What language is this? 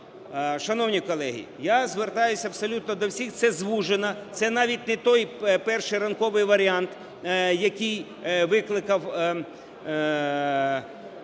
Ukrainian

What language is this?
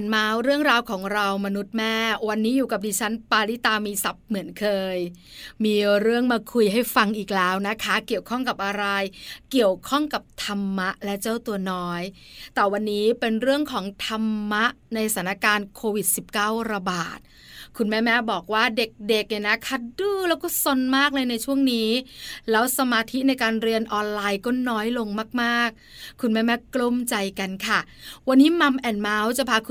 Thai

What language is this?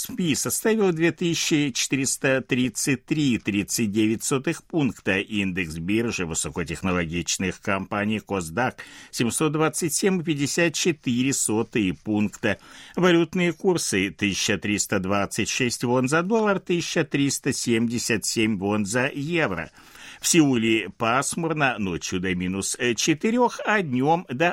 Russian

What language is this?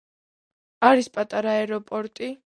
Georgian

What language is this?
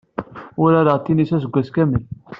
Kabyle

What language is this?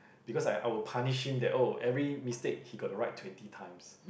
English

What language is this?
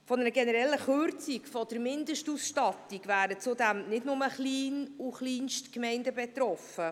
Swiss German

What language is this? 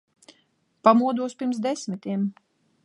Latvian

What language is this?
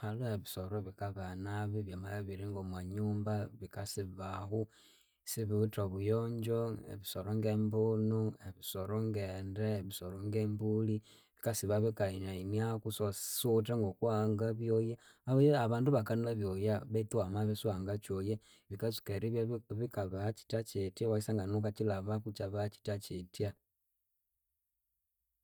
Konzo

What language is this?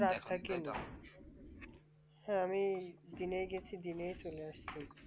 Bangla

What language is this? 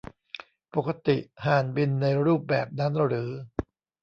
Thai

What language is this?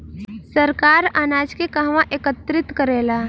Bhojpuri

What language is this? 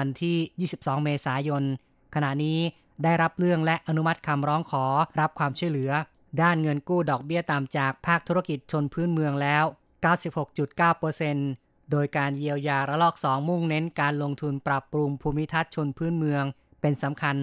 Thai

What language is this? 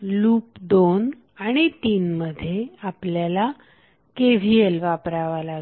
Marathi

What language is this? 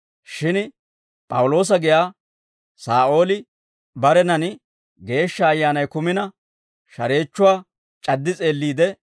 Dawro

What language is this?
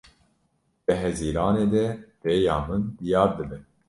Kurdish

